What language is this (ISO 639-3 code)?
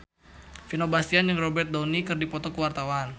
sun